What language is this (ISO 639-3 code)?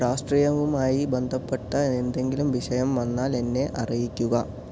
mal